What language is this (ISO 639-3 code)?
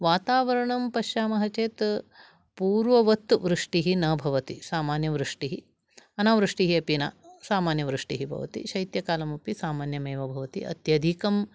san